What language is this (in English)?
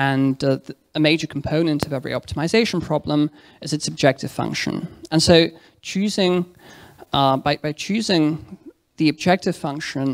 English